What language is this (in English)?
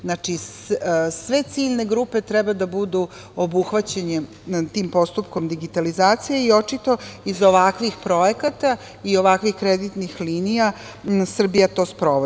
Serbian